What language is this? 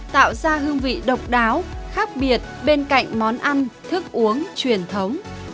Vietnamese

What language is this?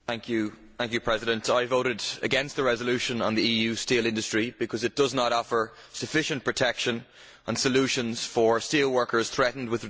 English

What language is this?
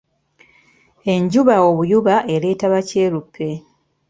Ganda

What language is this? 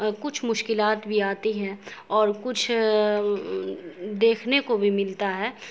Urdu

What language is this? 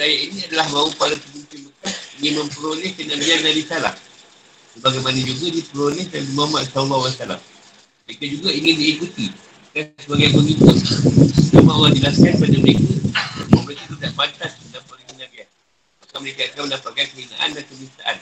Malay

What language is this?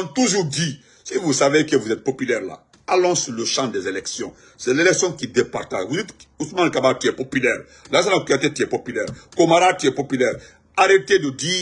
French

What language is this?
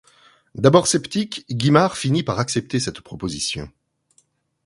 French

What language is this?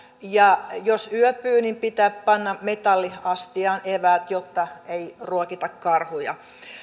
Finnish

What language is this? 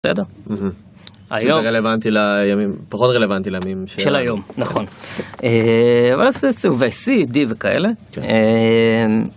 Hebrew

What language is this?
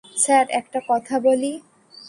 Bangla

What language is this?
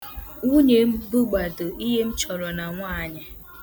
Igbo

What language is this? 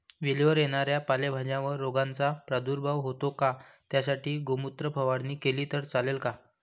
Marathi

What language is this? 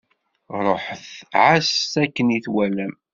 Kabyle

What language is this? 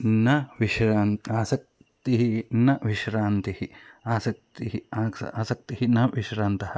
Sanskrit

